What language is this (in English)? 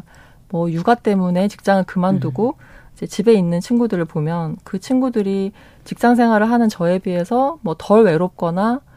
Korean